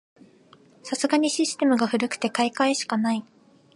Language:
Japanese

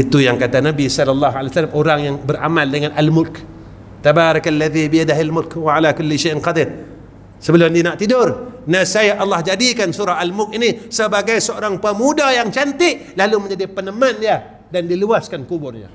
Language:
Malay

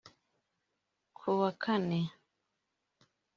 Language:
Kinyarwanda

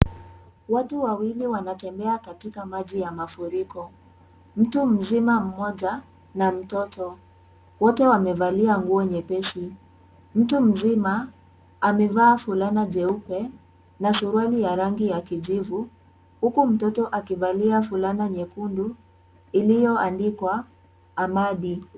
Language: Swahili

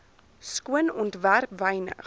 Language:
Afrikaans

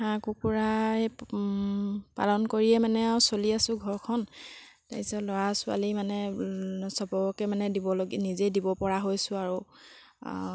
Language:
Assamese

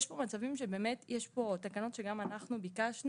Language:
Hebrew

